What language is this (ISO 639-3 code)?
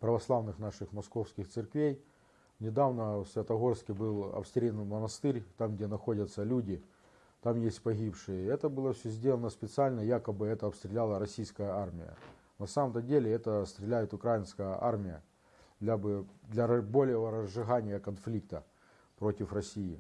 rus